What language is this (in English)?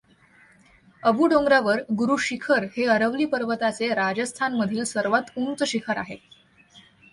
Marathi